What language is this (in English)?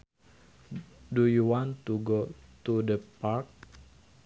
Sundanese